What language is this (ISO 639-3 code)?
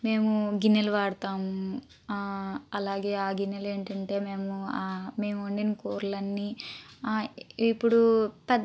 tel